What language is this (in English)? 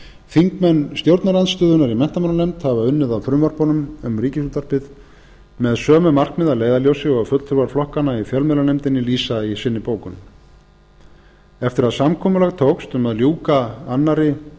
Icelandic